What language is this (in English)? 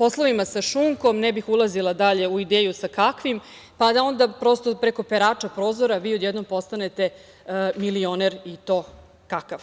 Serbian